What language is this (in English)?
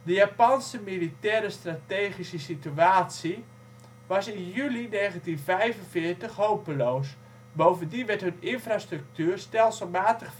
Dutch